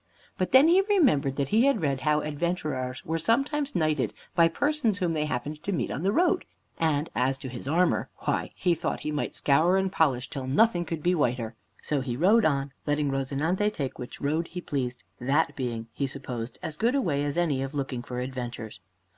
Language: English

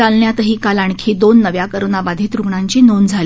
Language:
Marathi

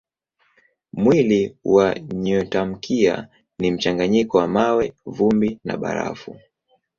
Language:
Swahili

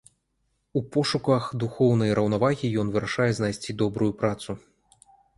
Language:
Belarusian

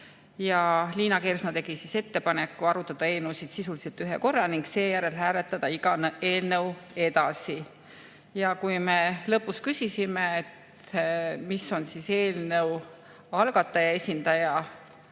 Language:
Estonian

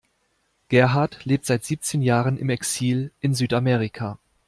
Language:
German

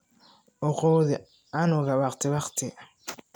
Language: Somali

